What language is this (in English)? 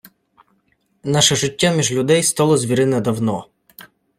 Ukrainian